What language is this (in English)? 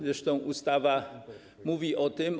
Polish